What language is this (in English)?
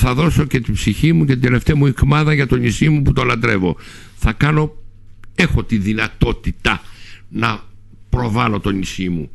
Greek